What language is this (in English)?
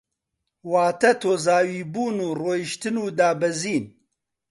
Central Kurdish